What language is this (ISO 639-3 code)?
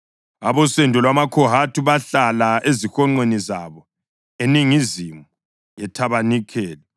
nde